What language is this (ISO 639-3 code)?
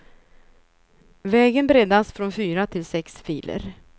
swe